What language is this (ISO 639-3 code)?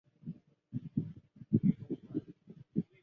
zho